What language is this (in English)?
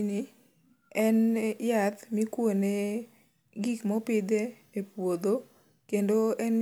Luo (Kenya and Tanzania)